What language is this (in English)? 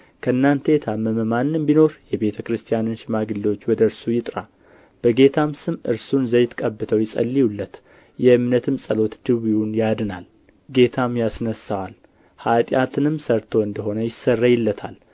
Amharic